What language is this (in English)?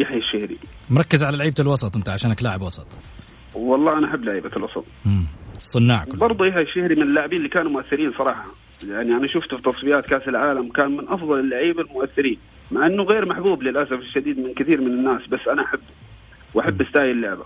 Arabic